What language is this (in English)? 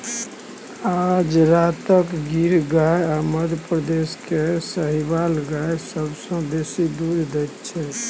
Maithili